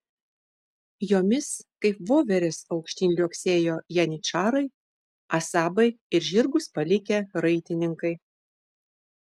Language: Lithuanian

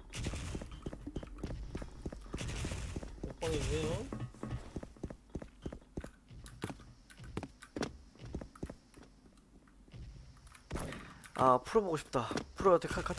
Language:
Korean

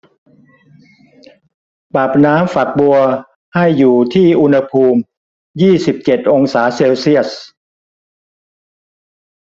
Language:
Thai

